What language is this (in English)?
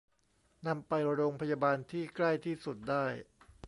Thai